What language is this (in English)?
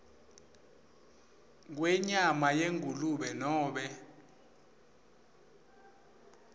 Swati